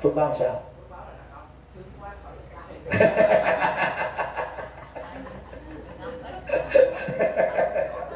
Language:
Vietnamese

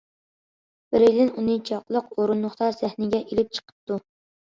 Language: Uyghur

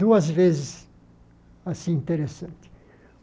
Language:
Portuguese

